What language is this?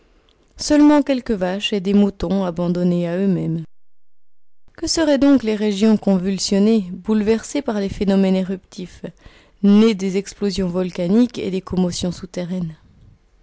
French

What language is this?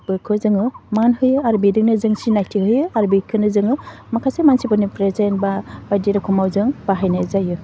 Bodo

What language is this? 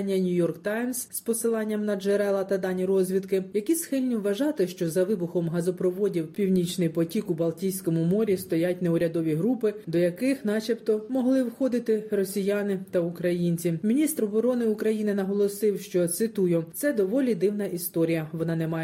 Ukrainian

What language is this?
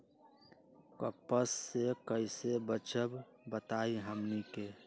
Magahi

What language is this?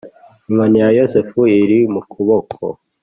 Kinyarwanda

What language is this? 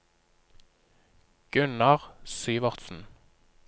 Norwegian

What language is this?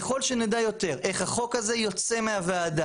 Hebrew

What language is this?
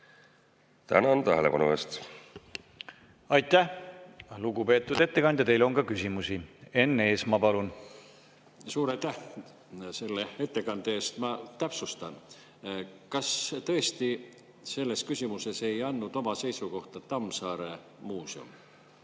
Estonian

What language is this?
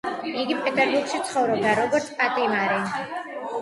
Georgian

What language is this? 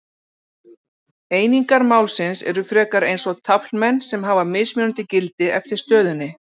Icelandic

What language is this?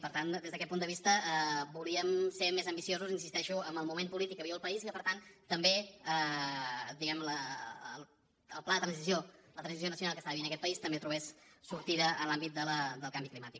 Catalan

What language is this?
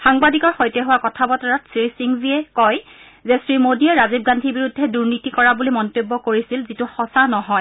Assamese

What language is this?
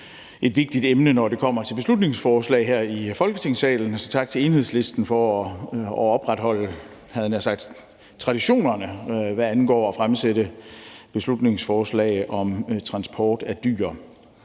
Danish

